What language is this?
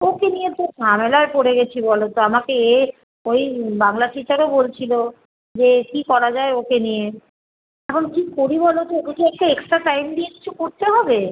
Bangla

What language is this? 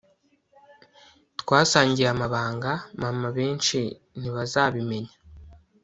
Kinyarwanda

